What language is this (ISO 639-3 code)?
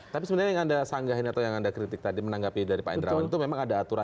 ind